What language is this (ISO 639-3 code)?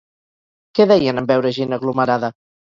cat